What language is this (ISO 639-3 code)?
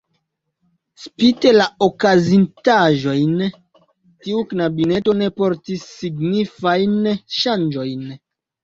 epo